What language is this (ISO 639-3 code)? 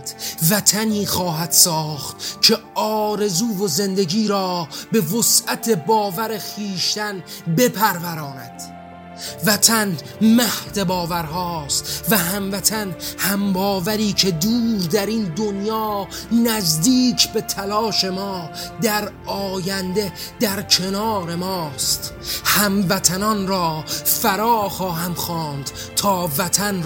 fas